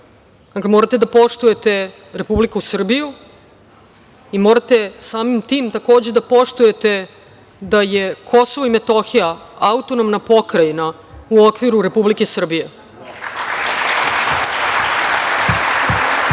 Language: Serbian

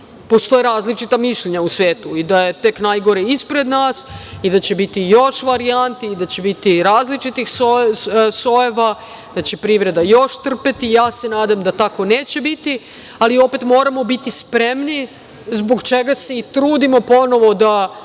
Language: Serbian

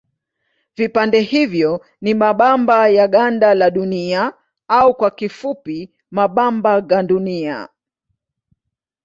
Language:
Swahili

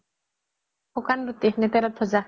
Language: Assamese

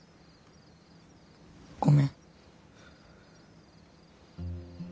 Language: Japanese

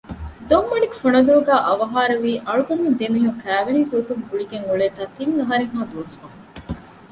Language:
Divehi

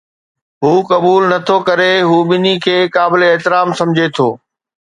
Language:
Sindhi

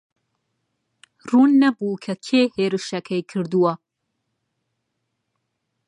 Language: Central Kurdish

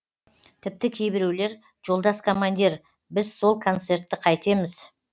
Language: Kazakh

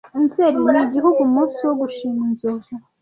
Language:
Kinyarwanda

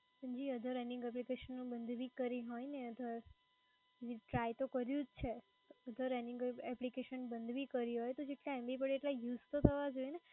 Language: Gujarati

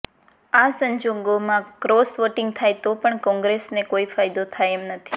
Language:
Gujarati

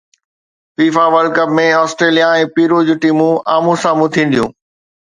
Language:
Sindhi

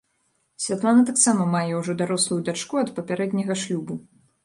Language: Belarusian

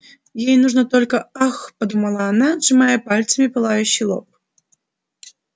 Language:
Russian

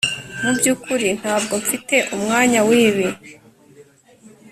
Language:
Kinyarwanda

